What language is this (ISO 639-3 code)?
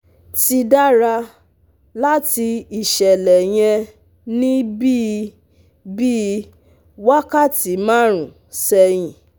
yor